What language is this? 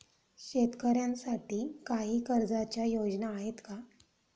Marathi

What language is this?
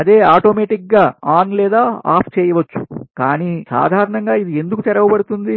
Telugu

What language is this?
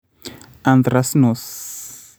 Kalenjin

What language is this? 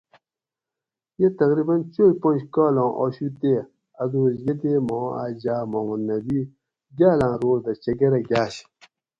Gawri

